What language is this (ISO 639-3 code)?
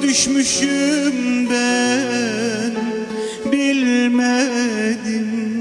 tur